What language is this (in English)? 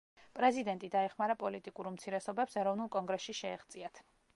Georgian